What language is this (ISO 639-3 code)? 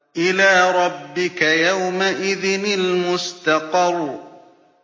ara